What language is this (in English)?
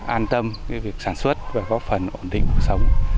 Vietnamese